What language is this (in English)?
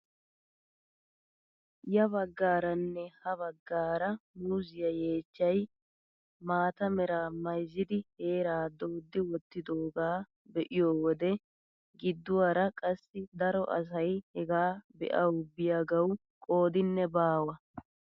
Wolaytta